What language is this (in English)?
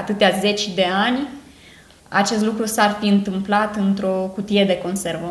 Romanian